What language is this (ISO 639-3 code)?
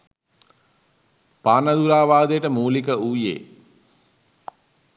sin